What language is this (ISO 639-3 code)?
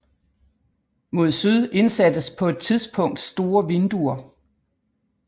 dan